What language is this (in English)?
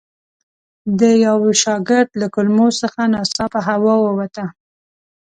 Pashto